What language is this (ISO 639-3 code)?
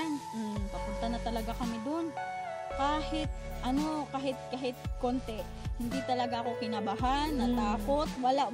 fil